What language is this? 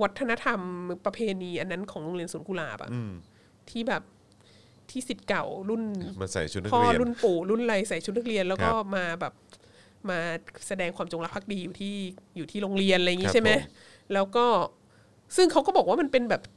Thai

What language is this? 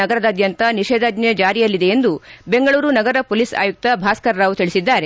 Kannada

